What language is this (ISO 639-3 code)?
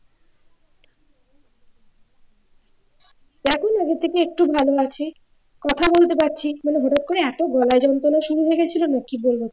ben